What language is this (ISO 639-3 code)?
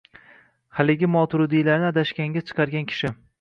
uzb